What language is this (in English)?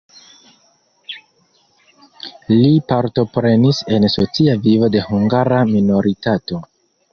Esperanto